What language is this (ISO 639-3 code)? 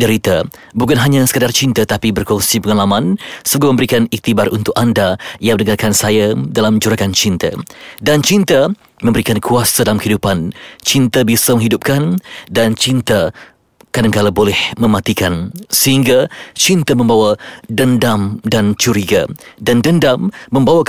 msa